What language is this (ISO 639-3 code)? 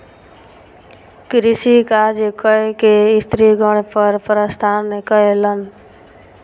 mai